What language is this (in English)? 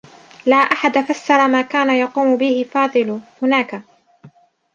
Arabic